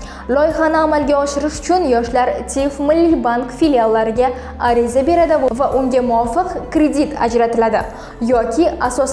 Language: Uzbek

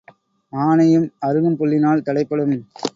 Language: Tamil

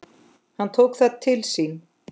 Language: Icelandic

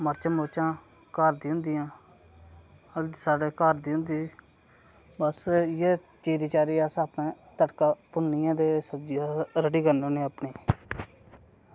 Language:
Dogri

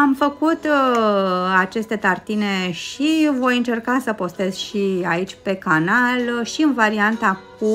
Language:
Romanian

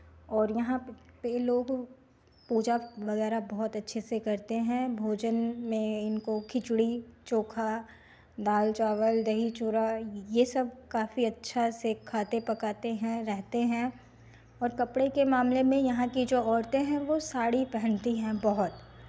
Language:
Hindi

